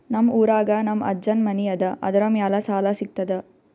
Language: Kannada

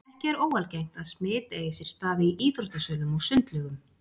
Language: Icelandic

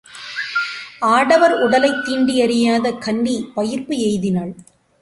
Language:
Tamil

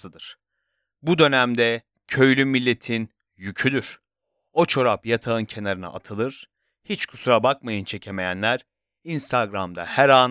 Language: Turkish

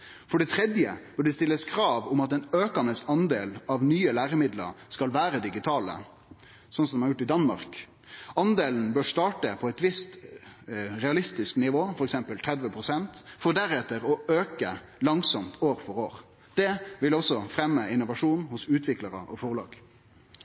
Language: Norwegian Nynorsk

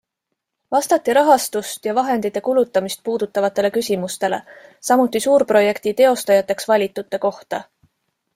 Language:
Estonian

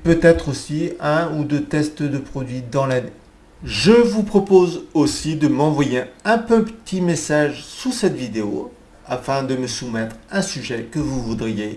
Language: French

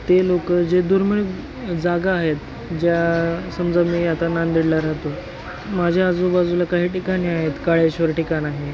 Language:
Marathi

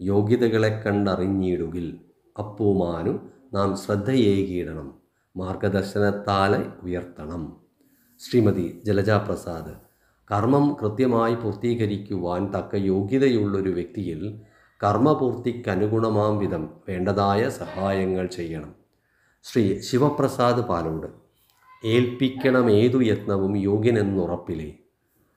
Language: Malayalam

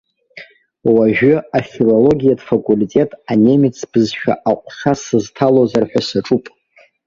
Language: Abkhazian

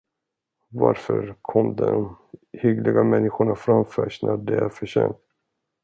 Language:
Swedish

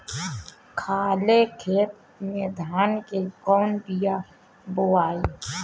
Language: Bhojpuri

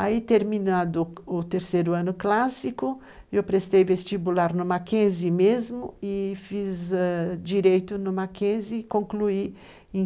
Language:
Portuguese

